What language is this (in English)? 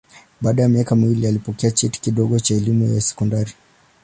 Swahili